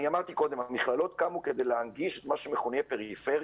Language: Hebrew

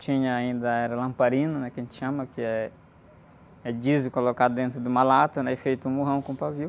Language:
Portuguese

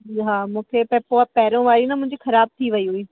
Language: Sindhi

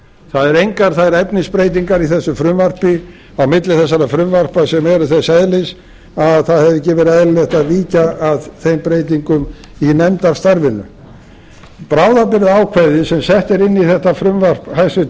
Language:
Icelandic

